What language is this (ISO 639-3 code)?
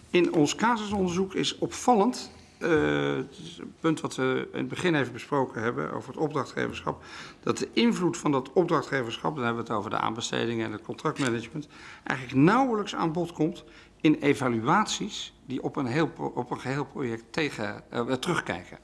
nld